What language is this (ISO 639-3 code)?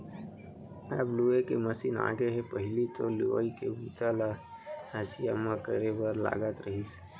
hne